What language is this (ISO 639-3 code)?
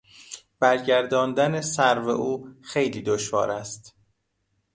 fas